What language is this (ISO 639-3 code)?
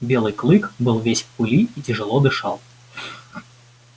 rus